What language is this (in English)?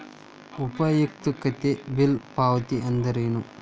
Kannada